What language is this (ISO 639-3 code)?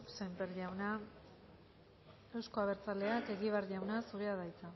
eus